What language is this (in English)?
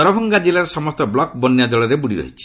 Odia